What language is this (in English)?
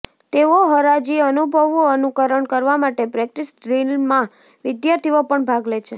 Gujarati